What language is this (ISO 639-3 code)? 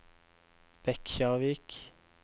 nor